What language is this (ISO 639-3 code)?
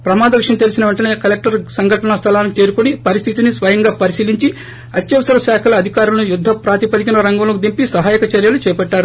tel